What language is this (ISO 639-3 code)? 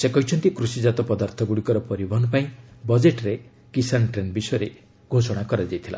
ori